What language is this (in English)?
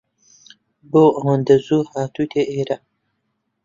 Central Kurdish